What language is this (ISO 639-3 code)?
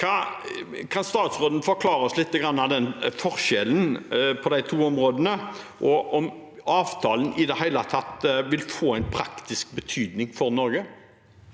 nor